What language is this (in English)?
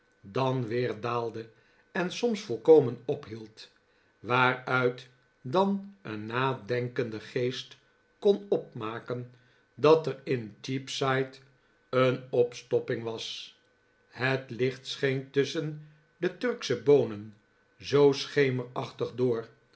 Dutch